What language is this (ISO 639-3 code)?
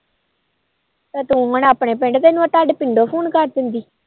pan